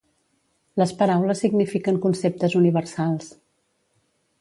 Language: Catalan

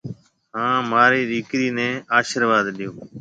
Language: Marwari (Pakistan)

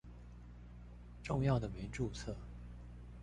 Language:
Chinese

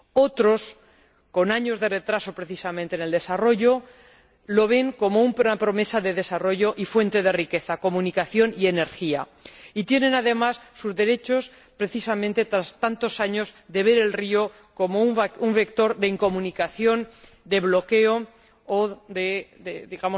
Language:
Spanish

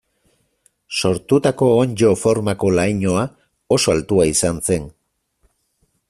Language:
Basque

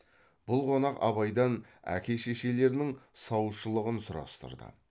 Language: Kazakh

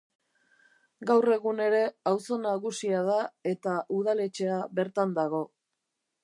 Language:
Basque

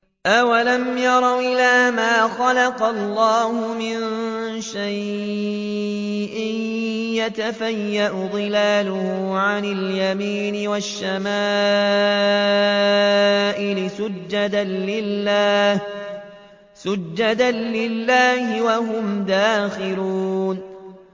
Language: Arabic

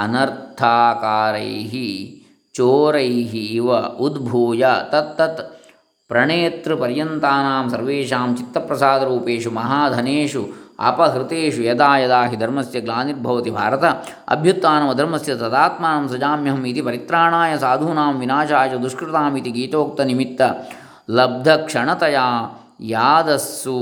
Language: Kannada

